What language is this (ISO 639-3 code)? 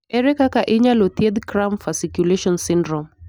luo